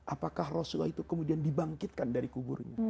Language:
Indonesian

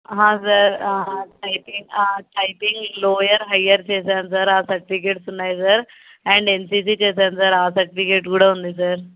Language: Telugu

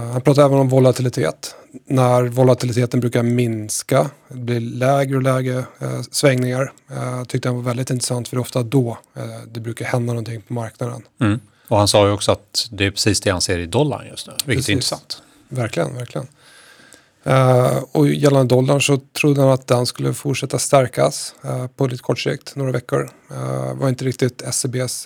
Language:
Swedish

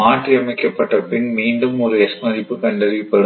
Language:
Tamil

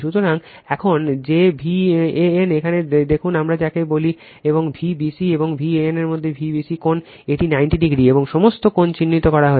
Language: Bangla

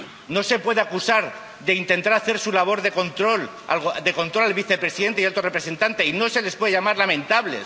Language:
Spanish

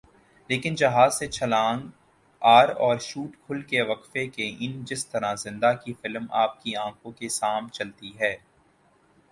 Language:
Urdu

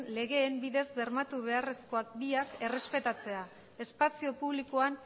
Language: Basque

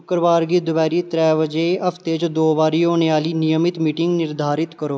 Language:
Dogri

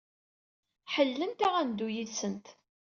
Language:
Kabyle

